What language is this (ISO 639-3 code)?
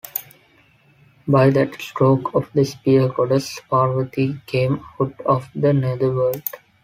eng